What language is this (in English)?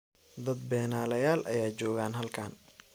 Somali